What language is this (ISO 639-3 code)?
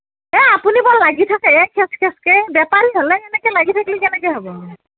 asm